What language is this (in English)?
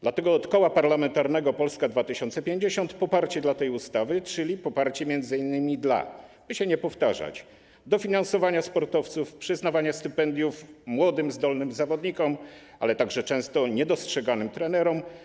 Polish